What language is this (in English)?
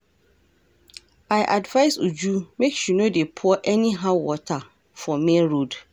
Nigerian Pidgin